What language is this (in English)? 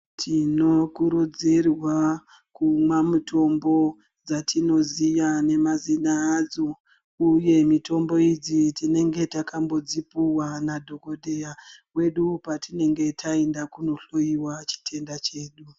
Ndau